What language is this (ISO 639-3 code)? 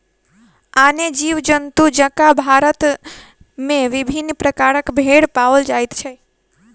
mai